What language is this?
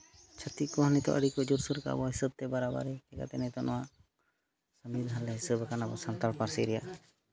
Santali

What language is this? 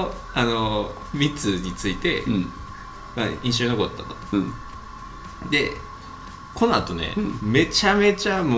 Japanese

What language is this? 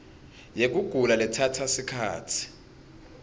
Swati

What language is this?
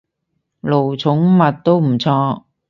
Cantonese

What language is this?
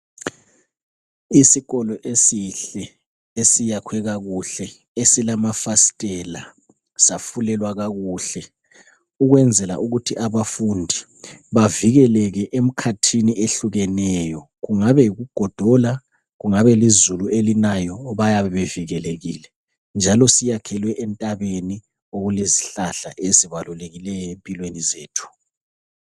North Ndebele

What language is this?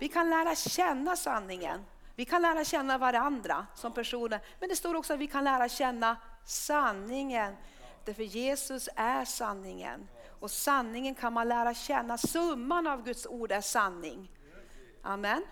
Swedish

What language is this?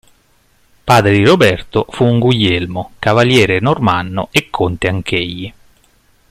Italian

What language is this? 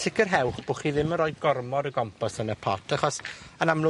Welsh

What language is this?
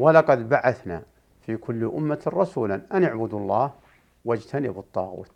Arabic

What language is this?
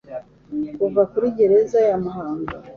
Kinyarwanda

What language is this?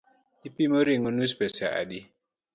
Luo (Kenya and Tanzania)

